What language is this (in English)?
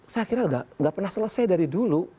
Indonesian